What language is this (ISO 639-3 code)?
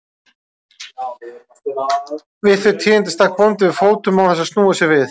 isl